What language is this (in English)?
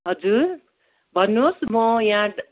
Nepali